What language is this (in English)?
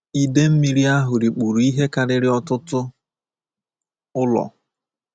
Igbo